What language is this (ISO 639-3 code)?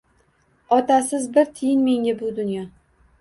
uzb